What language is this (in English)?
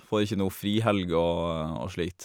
Norwegian